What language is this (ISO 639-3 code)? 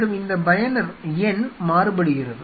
tam